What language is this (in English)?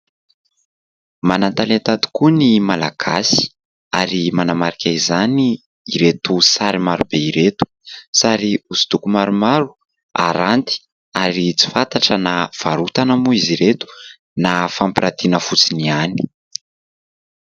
Malagasy